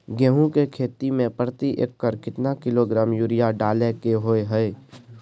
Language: Maithili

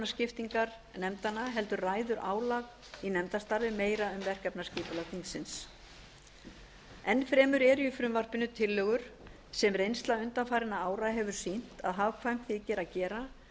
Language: Icelandic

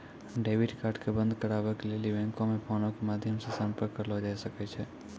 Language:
Maithili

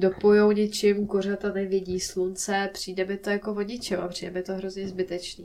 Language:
Czech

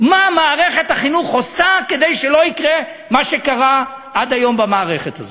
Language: Hebrew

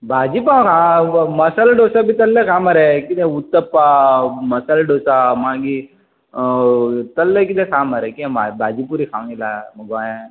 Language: Konkani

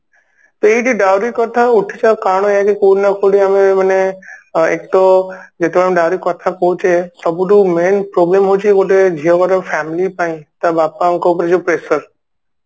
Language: Odia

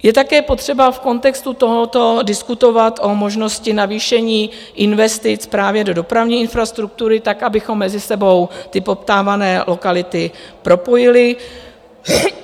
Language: Czech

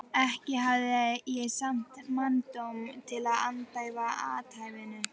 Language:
Icelandic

